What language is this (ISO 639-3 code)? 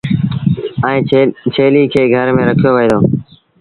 sbn